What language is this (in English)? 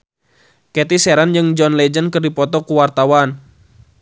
Sundanese